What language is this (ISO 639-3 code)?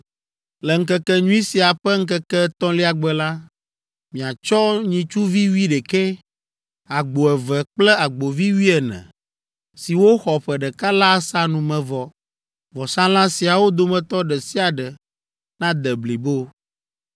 ewe